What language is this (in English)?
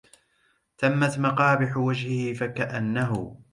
Arabic